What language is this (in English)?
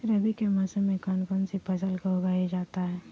Magahi